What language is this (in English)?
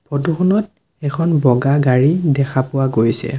Assamese